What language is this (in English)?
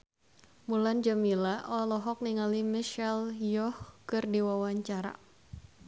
Sundanese